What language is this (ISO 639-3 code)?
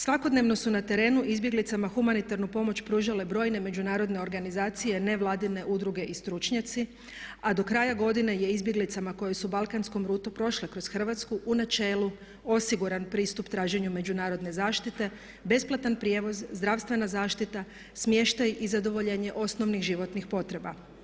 hrv